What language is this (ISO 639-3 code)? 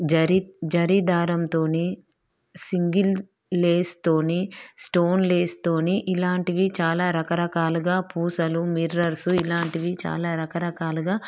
tel